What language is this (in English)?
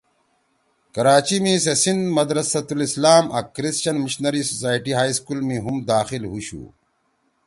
Torwali